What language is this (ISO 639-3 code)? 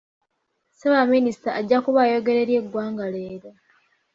lug